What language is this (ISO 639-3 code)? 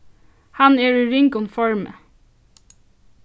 fao